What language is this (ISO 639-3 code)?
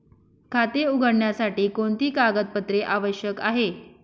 mar